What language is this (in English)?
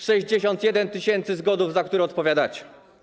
Polish